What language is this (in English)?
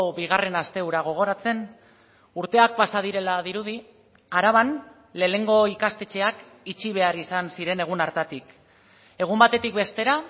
Basque